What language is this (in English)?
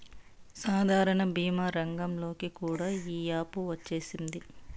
Telugu